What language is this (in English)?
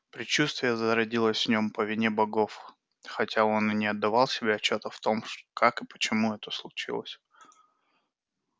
Russian